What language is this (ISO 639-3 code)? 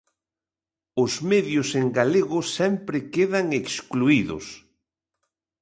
glg